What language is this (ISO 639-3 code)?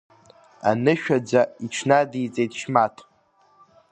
abk